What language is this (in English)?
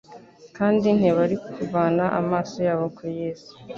Kinyarwanda